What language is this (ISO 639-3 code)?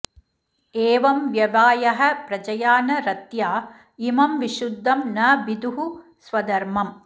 san